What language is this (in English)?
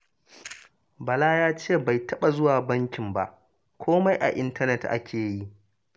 Hausa